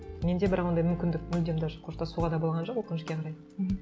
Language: Kazakh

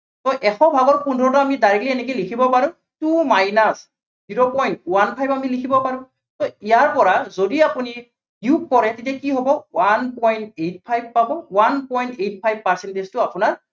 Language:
Assamese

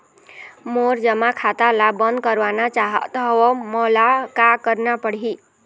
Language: Chhattisgarhi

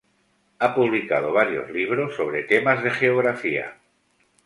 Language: Spanish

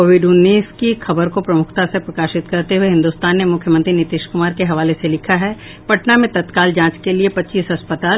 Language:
Hindi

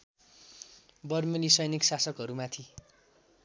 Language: Nepali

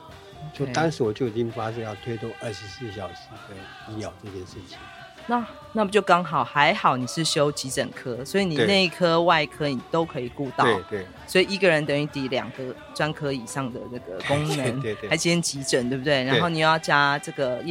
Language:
Chinese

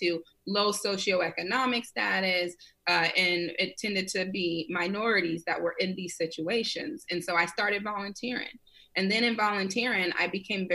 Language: English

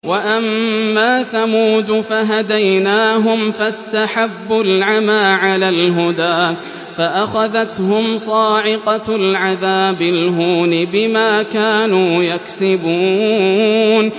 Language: Arabic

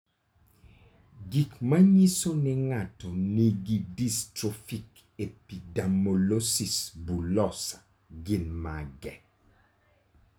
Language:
Luo (Kenya and Tanzania)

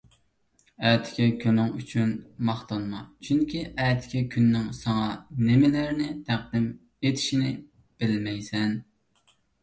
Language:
Uyghur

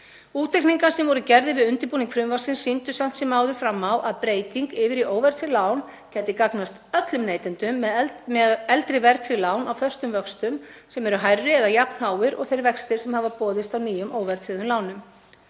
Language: Icelandic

